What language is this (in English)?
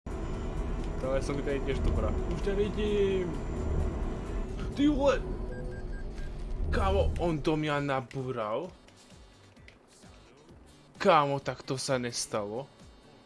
Slovak